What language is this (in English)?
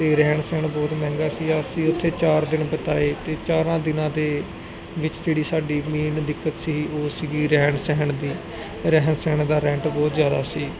Punjabi